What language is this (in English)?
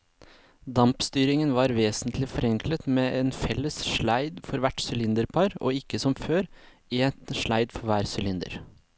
Norwegian